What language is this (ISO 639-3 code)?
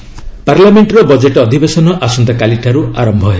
ori